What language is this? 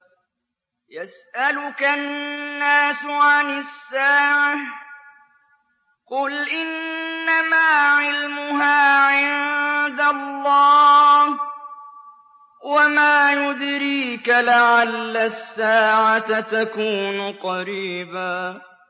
Arabic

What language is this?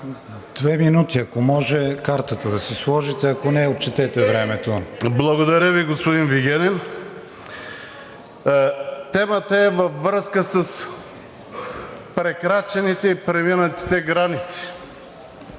Bulgarian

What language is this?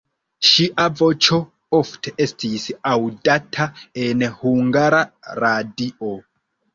Esperanto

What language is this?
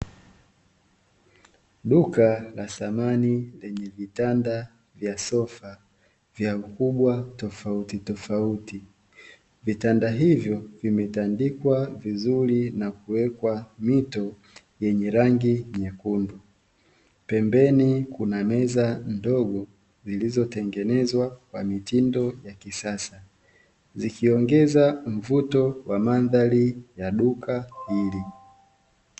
Swahili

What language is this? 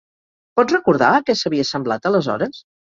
Catalan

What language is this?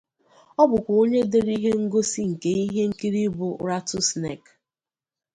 Igbo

